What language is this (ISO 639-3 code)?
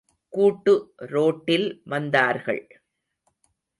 tam